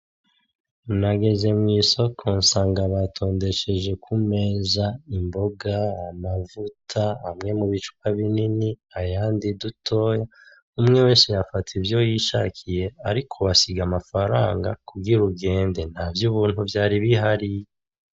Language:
Rundi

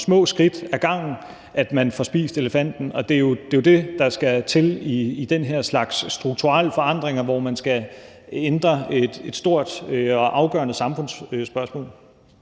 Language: Danish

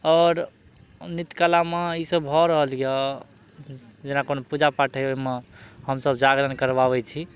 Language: Maithili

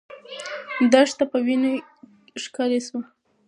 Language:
Pashto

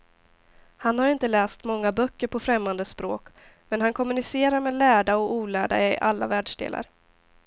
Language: Swedish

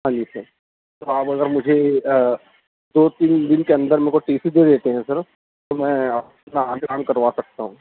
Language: Urdu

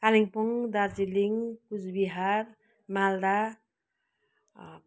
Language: Nepali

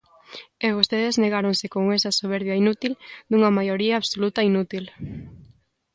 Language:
Galician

